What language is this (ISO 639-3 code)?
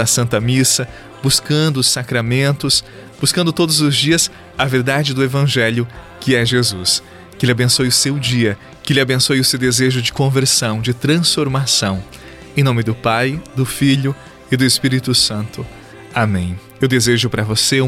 por